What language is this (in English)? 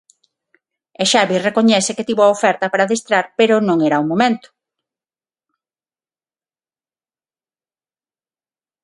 Galician